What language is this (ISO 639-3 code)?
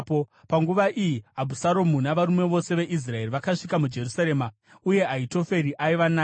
sna